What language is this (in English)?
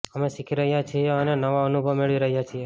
Gujarati